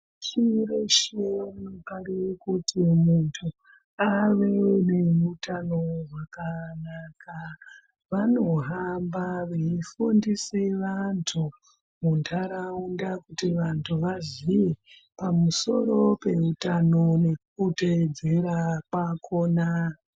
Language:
Ndau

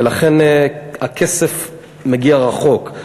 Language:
Hebrew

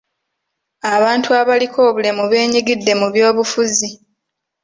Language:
Ganda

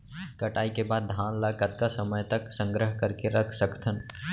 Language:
Chhattisgarhi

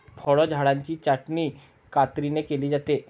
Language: Marathi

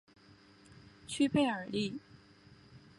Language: Chinese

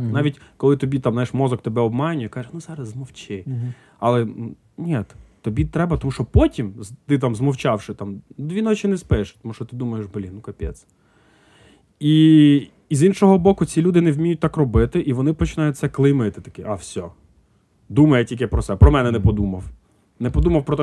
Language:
Ukrainian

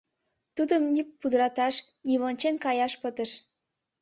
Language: Mari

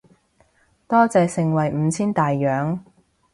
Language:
Cantonese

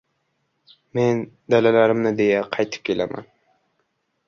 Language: Uzbek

